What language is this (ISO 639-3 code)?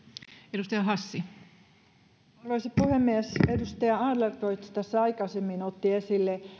fin